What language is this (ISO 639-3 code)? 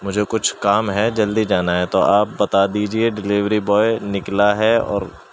urd